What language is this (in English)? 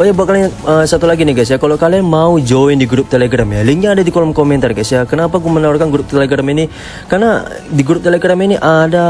Indonesian